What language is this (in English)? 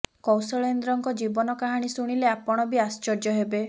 Odia